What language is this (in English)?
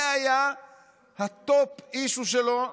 Hebrew